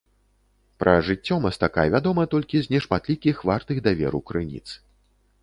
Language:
Belarusian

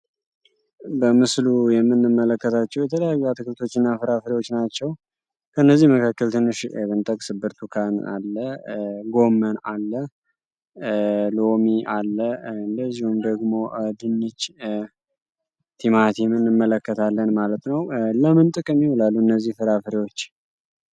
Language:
Amharic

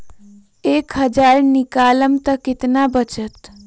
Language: Magahi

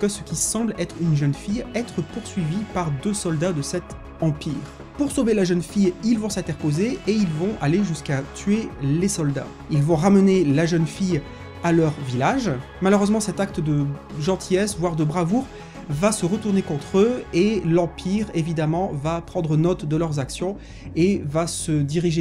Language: French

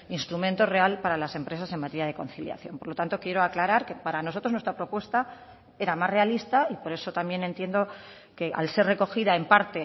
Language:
Spanish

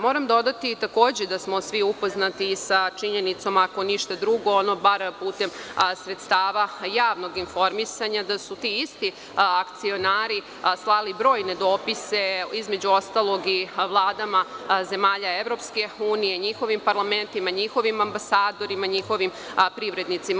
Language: Serbian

